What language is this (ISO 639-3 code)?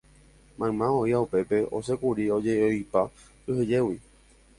grn